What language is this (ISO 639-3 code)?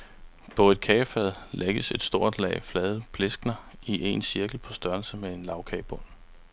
dan